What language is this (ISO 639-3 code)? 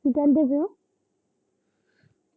pan